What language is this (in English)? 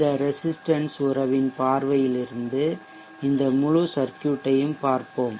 Tamil